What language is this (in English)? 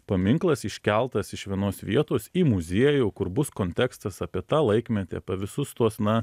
Lithuanian